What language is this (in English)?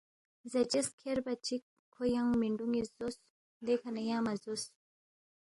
Balti